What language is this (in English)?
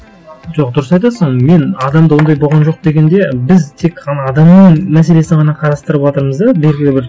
Kazakh